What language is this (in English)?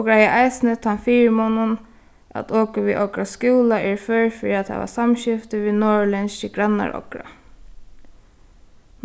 Faroese